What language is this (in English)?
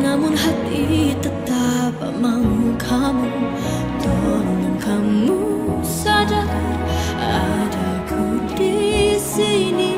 Indonesian